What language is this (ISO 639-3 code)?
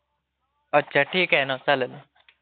mar